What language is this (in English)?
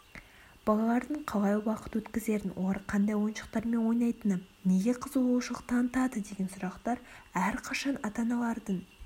Kazakh